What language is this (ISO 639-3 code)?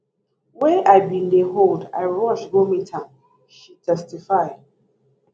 pcm